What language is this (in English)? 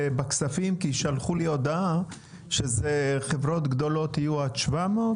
Hebrew